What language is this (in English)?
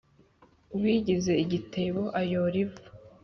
Kinyarwanda